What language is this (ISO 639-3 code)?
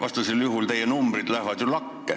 est